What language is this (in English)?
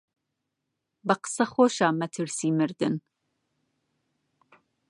Central Kurdish